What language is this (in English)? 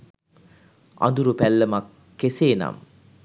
Sinhala